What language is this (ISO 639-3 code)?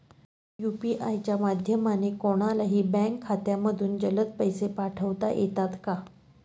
mar